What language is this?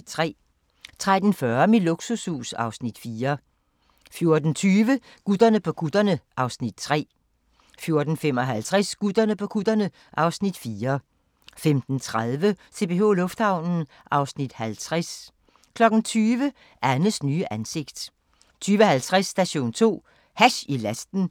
Danish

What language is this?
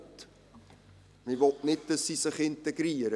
Swiss German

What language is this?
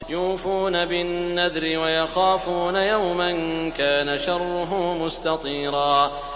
Arabic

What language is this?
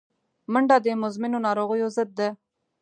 Pashto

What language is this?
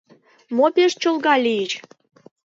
Mari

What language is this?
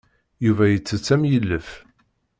Kabyle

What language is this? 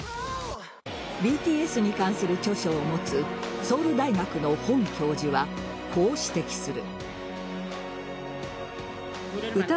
Japanese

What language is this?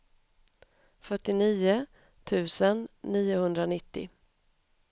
Swedish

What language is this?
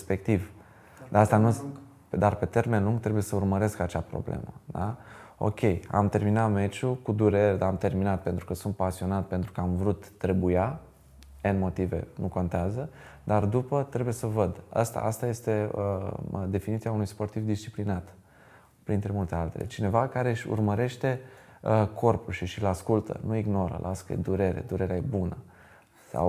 Romanian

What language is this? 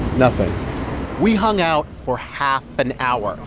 English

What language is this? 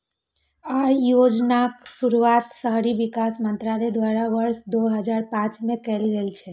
Maithili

